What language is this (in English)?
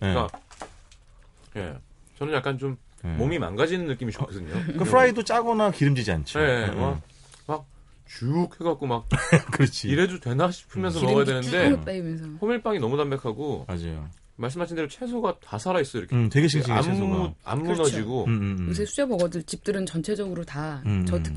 Korean